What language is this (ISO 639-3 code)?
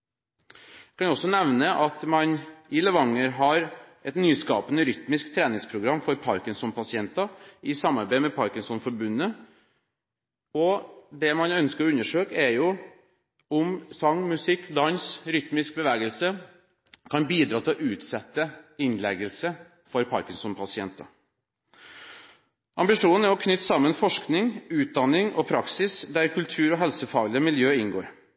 nob